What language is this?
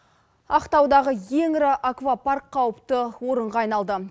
Kazakh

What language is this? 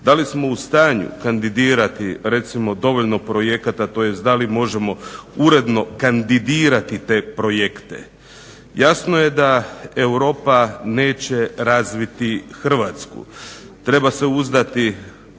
Croatian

